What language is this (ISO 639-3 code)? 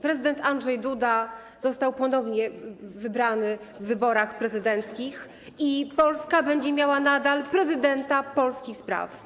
pol